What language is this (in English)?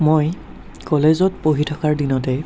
Assamese